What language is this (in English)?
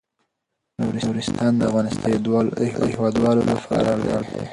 Pashto